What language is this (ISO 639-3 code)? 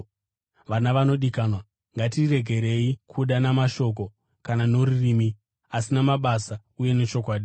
sna